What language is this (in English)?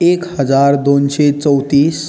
Konkani